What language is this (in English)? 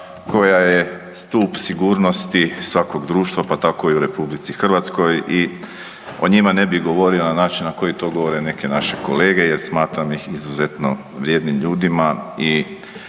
Croatian